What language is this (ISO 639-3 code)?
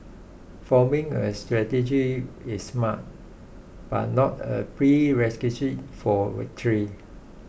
eng